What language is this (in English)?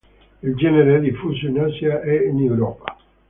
Italian